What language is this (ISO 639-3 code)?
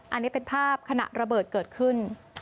tha